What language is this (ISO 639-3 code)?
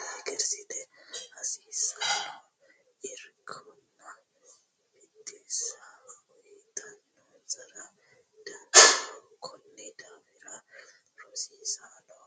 sid